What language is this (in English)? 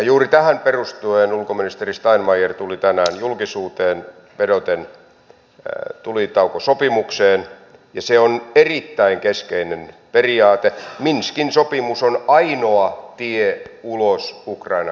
Finnish